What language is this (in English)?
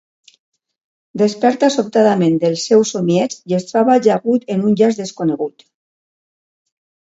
Catalan